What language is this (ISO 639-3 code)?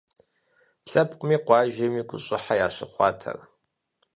kbd